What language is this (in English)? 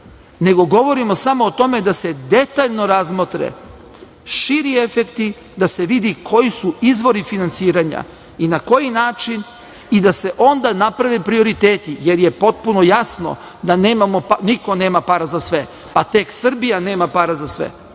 Serbian